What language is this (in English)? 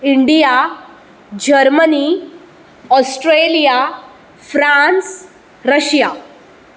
Konkani